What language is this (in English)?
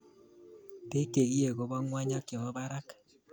Kalenjin